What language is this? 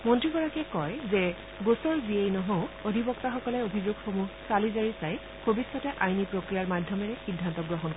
Assamese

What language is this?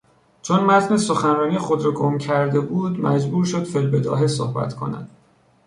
Persian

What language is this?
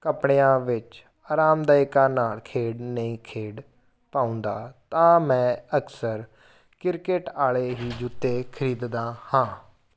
Punjabi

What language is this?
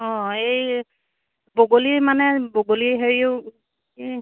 Assamese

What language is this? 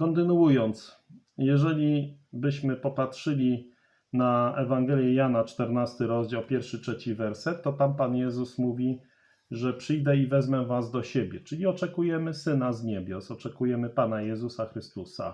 Polish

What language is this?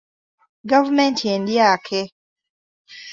Ganda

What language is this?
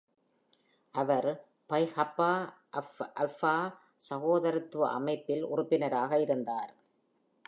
Tamil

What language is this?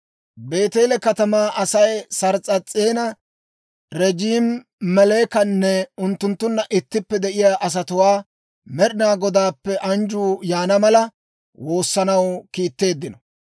Dawro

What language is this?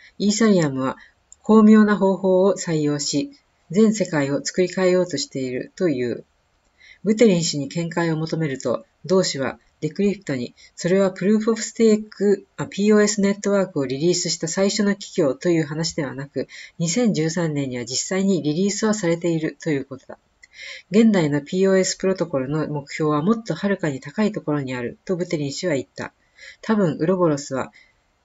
Japanese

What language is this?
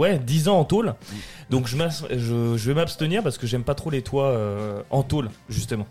French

